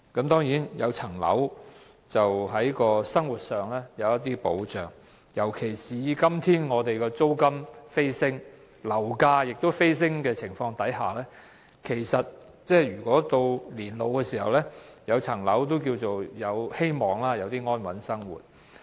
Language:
Cantonese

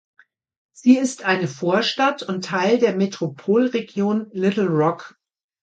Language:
German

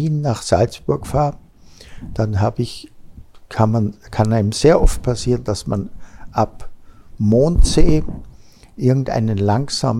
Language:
German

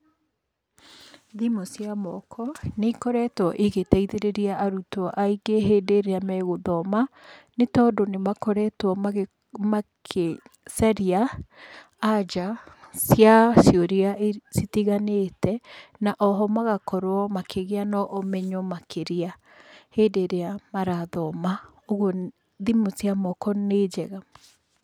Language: Kikuyu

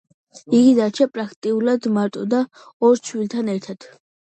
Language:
Georgian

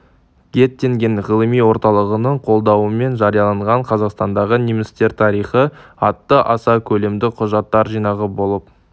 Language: Kazakh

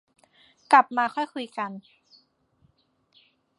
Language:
Thai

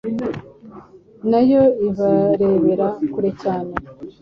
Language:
Kinyarwanda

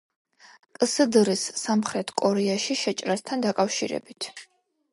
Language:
Georgian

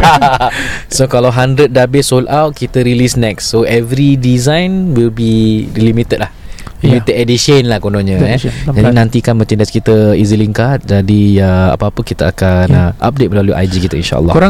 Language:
Malay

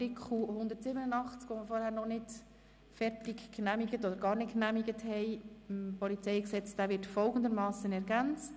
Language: Swiss German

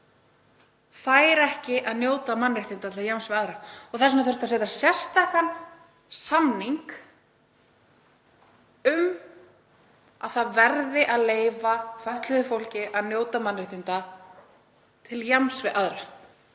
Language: Icelandic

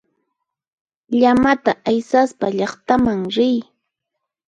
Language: Puno Quechua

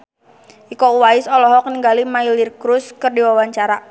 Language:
Sundanese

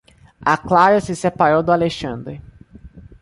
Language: Portuguese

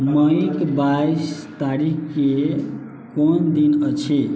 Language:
Maithili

